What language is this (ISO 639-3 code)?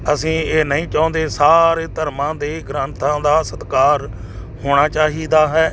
pan